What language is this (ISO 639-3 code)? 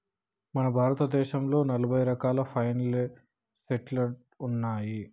tel